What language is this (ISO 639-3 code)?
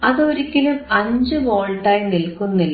mal